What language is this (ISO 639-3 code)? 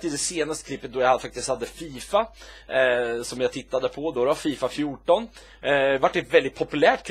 swe